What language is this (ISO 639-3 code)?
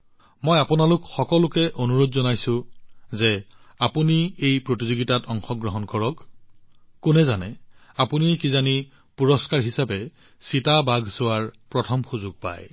asm